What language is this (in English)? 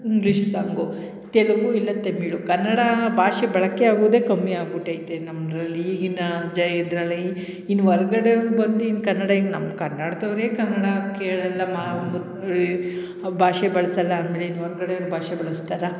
Kannada